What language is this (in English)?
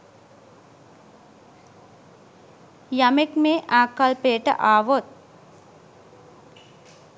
Sinhala